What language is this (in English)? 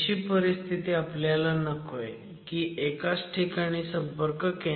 Marathi